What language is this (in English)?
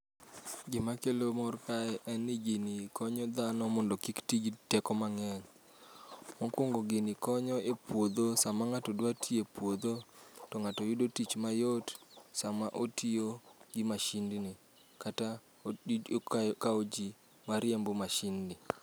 Luo (Kenya and Tanzania)